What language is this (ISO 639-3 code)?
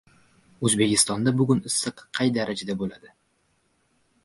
uzb